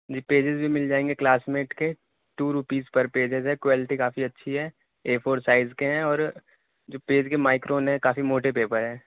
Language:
Urdu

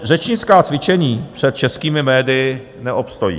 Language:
Czech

